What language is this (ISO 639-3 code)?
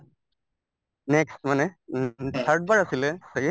asm